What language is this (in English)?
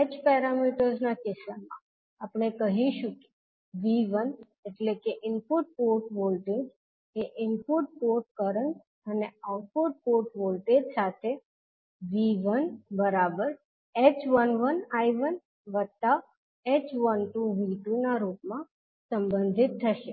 Gujarati